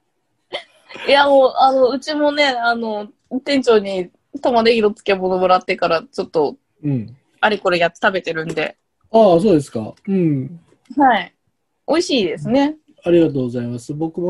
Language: Japanese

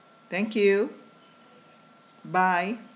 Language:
English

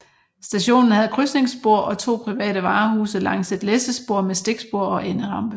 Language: Danish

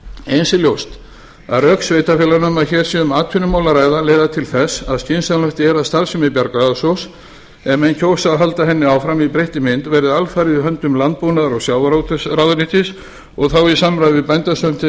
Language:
Icelandic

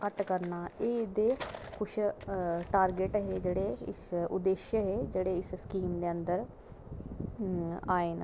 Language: Dogri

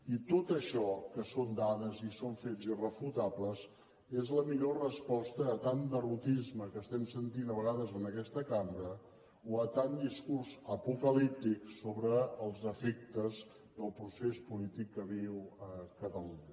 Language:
Catalan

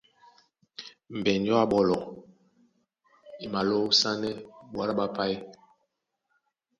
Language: Duala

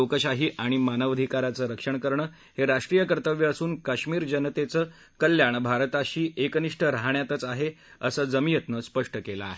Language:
Marathi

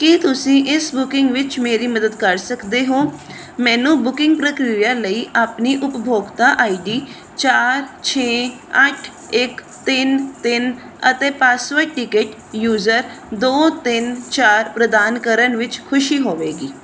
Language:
Punjabi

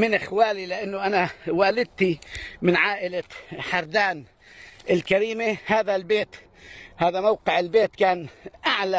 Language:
Arabic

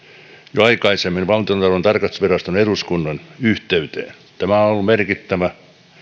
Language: Finnish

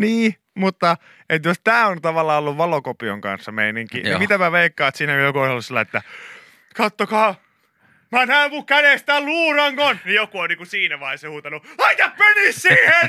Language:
Finnish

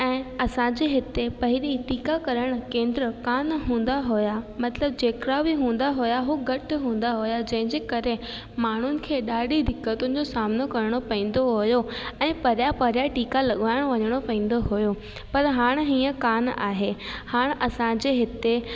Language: Sindhi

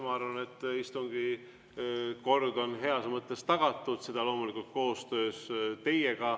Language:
Estonian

